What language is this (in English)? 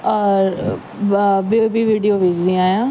Sindhi